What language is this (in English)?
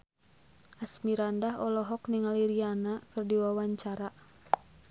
Sundanese